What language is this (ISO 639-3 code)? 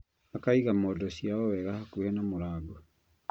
kik